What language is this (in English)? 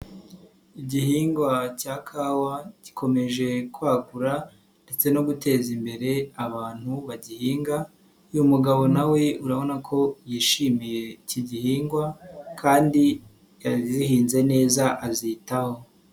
Kinyarwanda